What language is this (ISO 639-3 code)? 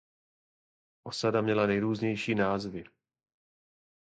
ces